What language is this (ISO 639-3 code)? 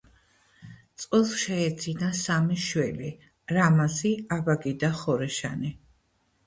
kat